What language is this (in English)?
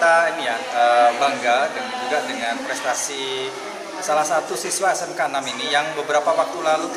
Indonesian